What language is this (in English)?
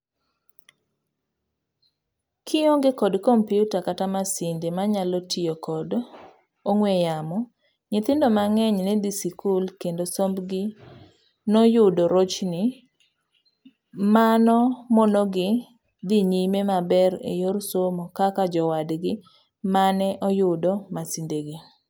Luo (Kenya and Tanzania)